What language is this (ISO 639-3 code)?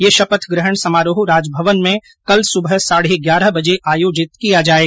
hin